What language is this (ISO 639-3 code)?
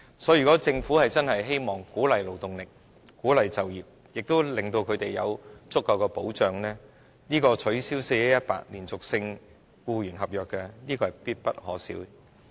yue